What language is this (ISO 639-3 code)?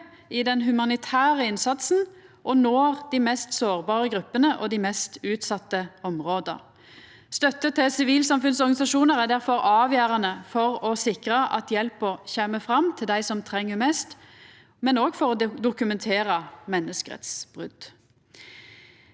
nor